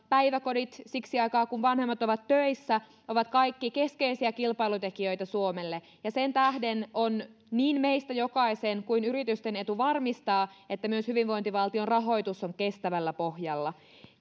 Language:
Finnish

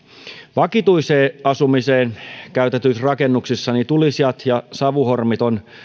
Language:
Finnish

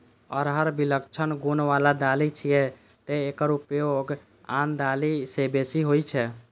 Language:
Maithili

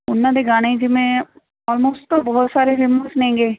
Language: Punjabi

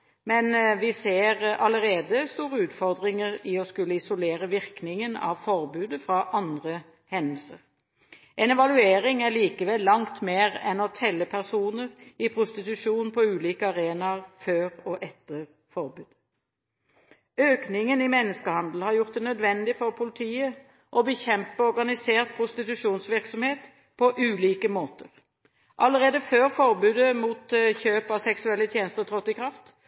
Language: Norwegian Bokmål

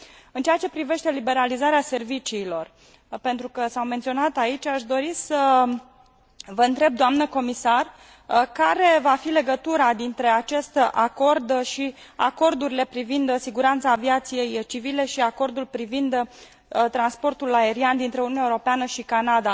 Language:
Romanian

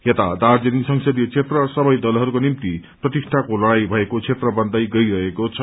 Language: Nepali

